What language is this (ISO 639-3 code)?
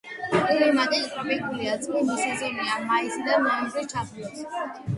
kat